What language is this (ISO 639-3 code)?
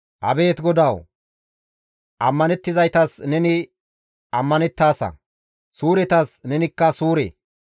gmv